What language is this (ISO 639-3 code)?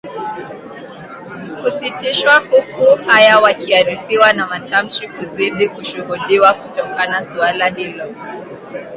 swa